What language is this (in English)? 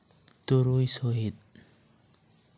Santali